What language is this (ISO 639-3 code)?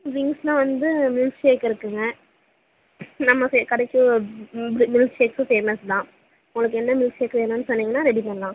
tam